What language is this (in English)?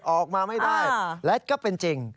Thai